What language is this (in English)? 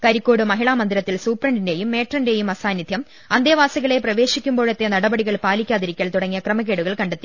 Malayalam